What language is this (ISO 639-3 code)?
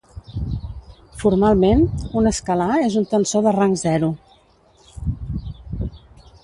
cat